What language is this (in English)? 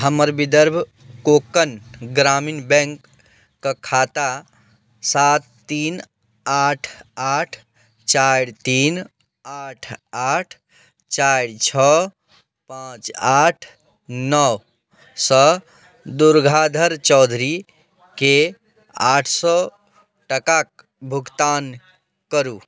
Maithili